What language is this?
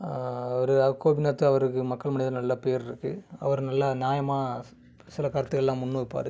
Tamil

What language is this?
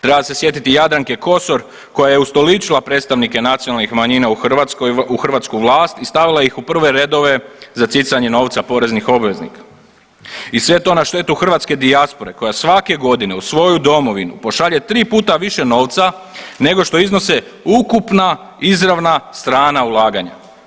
Croatian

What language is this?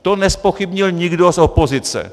Czech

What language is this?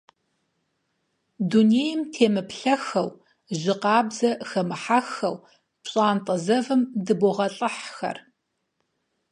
Kabardian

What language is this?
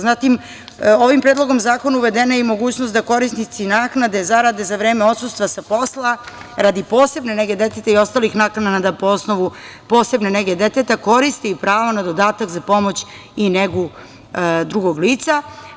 Serbian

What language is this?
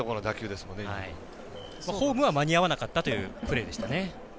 Japanese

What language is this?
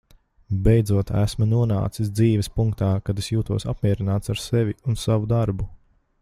Latvian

